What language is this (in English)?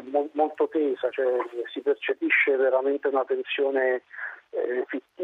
Italian